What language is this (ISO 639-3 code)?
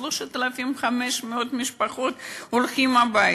heb